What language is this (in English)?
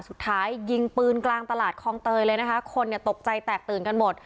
Thai